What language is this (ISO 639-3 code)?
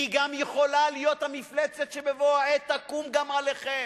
heb